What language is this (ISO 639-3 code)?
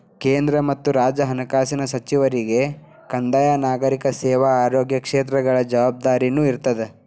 kan